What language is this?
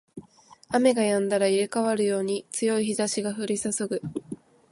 Japanese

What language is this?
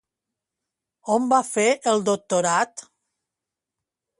Catalan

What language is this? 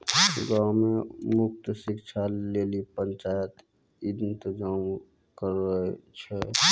Maithili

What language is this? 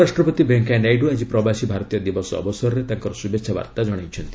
Odia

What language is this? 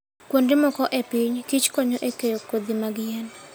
Luo (Kenya and Tanzania)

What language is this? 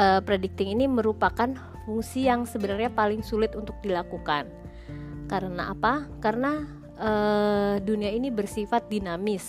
Indonesian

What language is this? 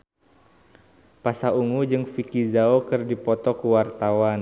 Sundanese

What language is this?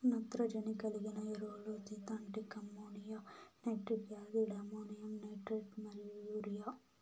Telugu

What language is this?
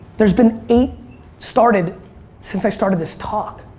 English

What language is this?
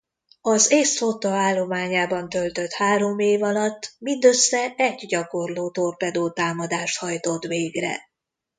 Hungarian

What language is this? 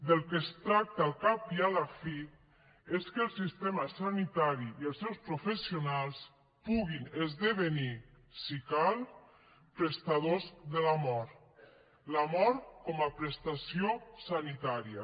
Catalan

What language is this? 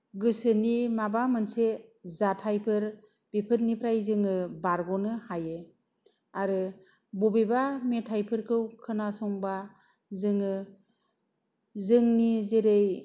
Bodo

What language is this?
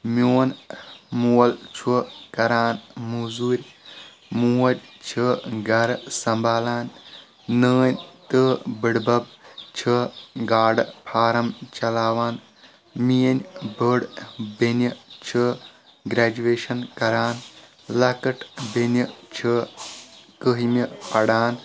Kashmiri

